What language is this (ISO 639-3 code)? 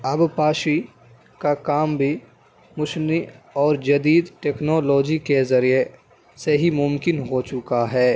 urd